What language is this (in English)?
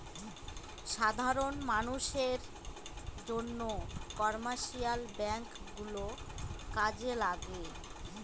Bangla